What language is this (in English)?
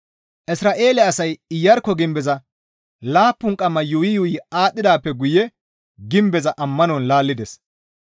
Gamo